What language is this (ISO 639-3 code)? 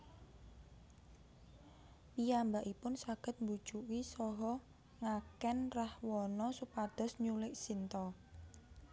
jav